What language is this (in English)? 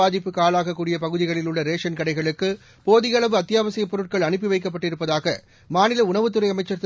Tamil